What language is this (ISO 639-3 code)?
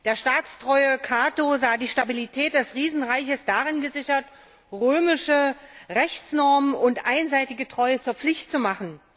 deu